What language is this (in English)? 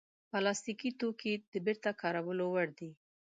Pashto